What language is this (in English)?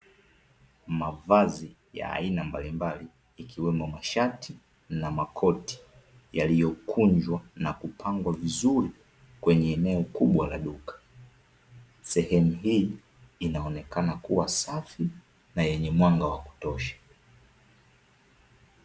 Swahili